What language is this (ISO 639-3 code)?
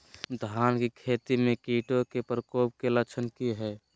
mag